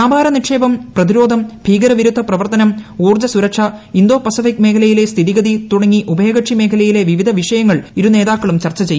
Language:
Malayalam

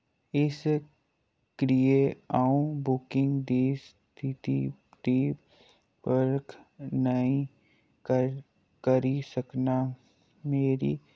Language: Dogri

